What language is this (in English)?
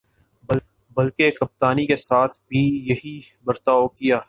Urdu